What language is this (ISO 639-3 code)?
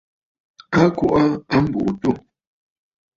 bfd